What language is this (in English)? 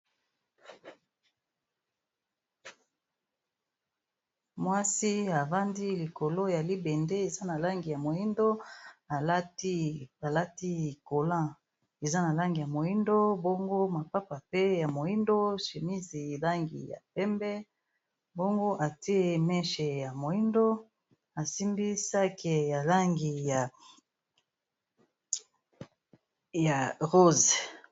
Lingala